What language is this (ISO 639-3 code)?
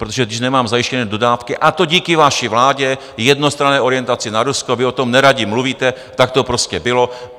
ces